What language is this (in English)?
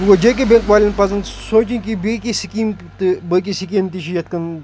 Kashmiri